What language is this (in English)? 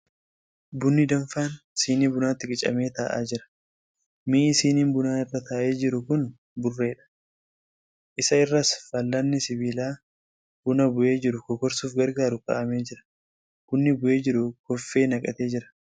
Oromo